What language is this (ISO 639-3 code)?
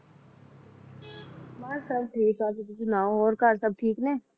pan